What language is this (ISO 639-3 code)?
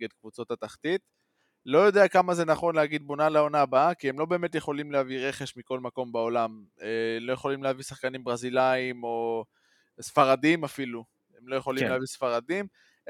heb